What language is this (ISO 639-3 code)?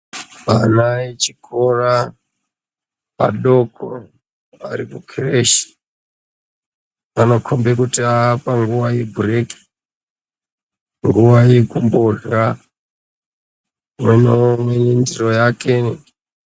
ndc